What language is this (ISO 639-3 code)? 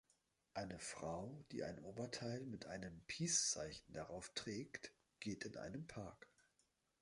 deu